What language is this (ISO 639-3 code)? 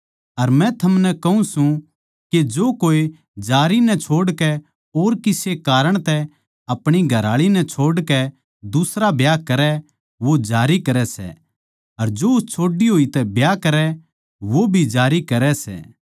bgc